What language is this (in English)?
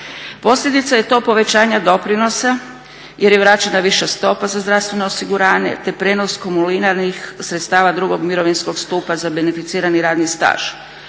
Croatian